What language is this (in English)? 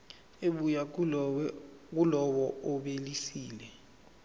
Zulu